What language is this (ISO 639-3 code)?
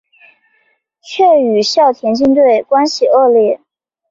zho